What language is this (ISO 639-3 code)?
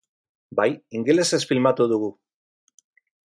eus